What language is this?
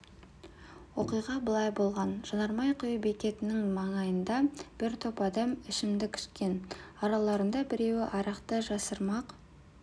Kazakh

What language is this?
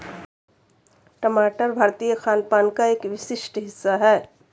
Hindi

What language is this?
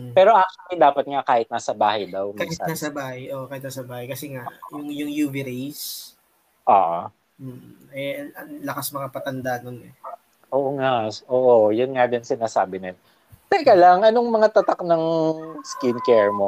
Filipino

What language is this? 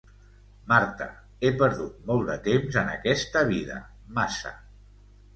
Catalan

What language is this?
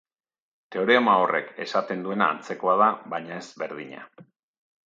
Basque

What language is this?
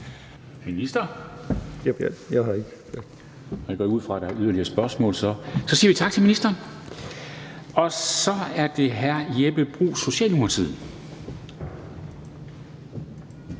Danish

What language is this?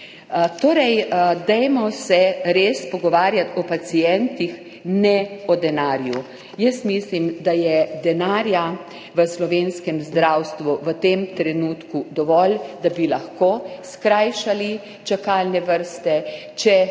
Slovenian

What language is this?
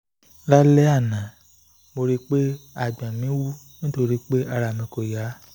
Yoruba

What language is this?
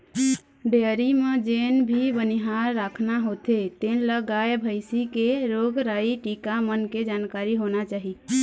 Chhattisgarhi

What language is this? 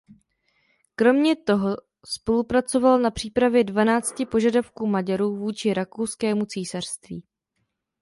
Czech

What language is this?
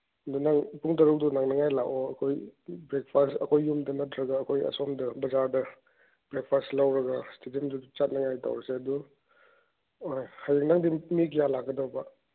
Manipuri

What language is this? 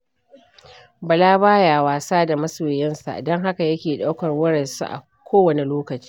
Hausa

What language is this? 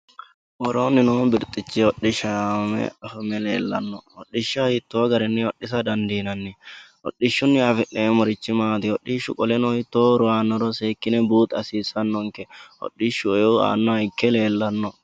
Sidamo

